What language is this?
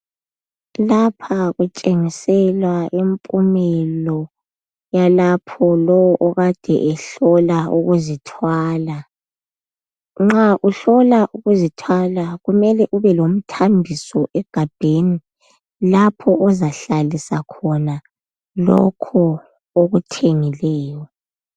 North Ndebele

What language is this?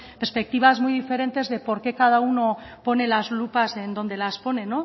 Spanish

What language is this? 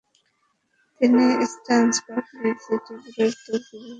Bangla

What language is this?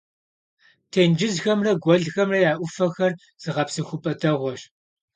Kabardian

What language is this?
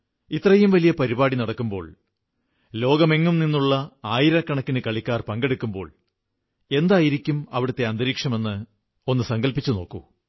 Malayalam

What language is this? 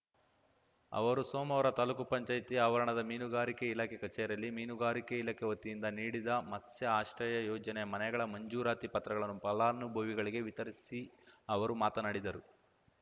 Kannada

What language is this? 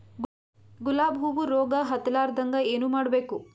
Kannada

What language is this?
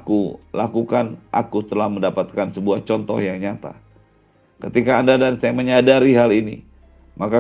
Indonesian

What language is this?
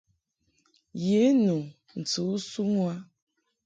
Mungaka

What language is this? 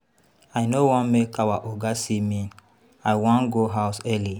Nigerian Pidgin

